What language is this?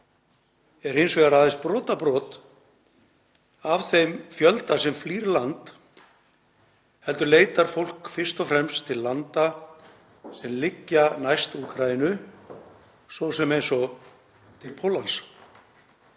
Icelandic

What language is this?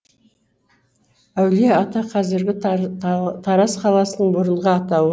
Kazakh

